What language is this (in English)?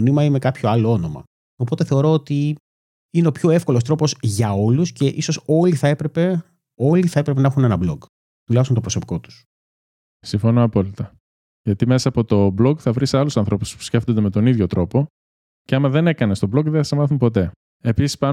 Greek